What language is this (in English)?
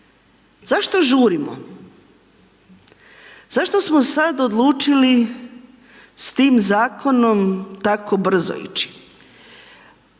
Croatian